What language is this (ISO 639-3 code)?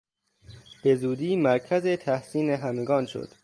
fas